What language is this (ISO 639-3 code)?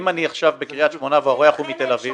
heb